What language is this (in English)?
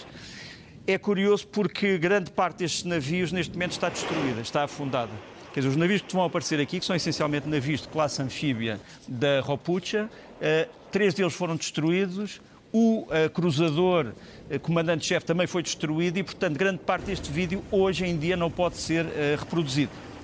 Portuguese